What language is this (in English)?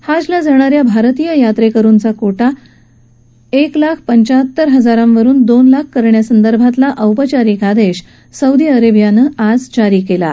Marathi